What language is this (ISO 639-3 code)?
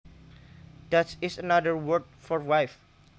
jav